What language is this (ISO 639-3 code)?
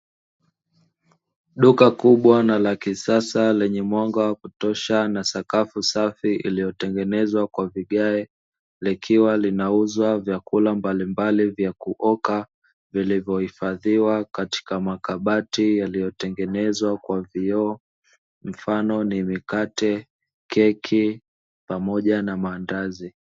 swa